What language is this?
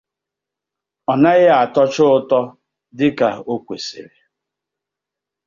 Igbo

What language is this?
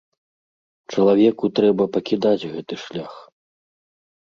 Belarusian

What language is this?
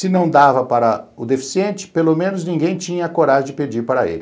Portuguese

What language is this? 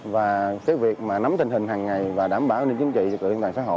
Vietnamese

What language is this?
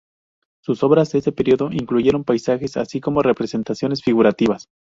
Spanish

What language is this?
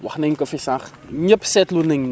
Wolof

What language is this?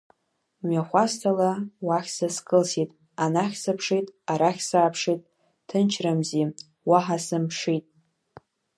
Abkhazian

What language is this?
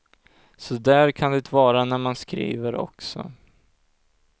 Swedish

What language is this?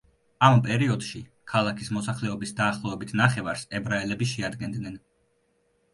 Georgian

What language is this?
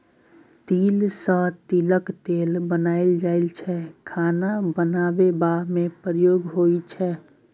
Maithili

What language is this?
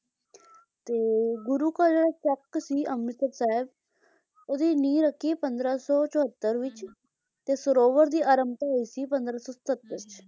Punjabi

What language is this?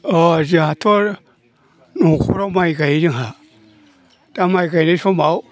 Bodo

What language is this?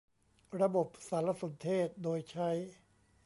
Thai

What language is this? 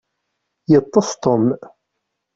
Kabyle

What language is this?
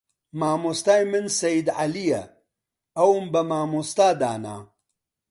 Central Kurdish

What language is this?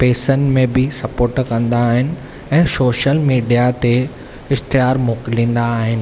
Sindhi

